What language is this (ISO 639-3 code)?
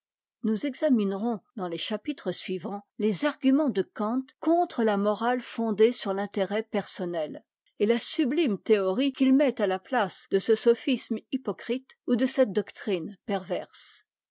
fra